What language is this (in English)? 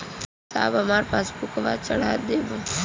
Bhojpuri